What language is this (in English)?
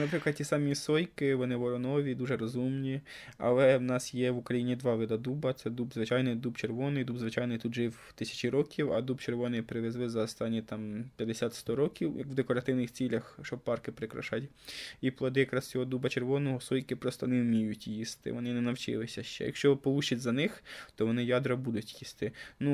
Ukrainian